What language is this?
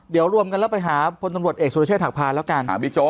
Thai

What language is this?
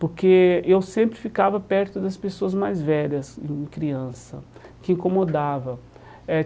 Portuguese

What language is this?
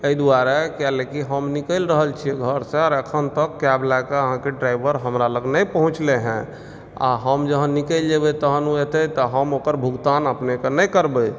Maithili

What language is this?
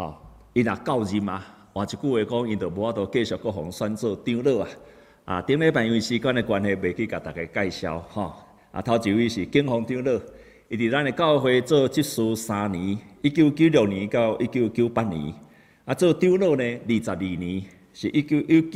Chinese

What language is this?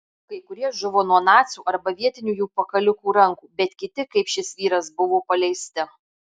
Lithuanian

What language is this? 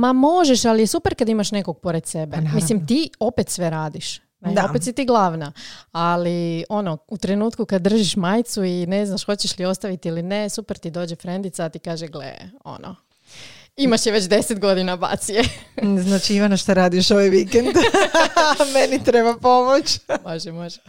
Croatian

